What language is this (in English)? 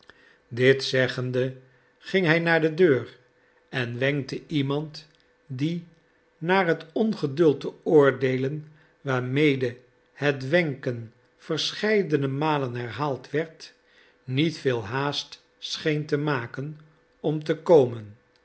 Dutch